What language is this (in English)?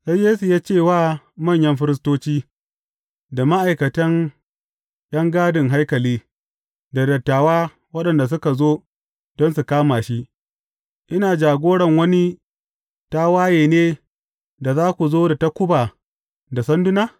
Hausa